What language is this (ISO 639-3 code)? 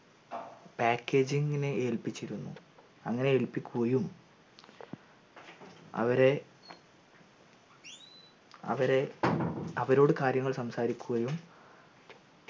mal